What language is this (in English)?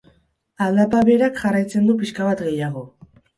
Basque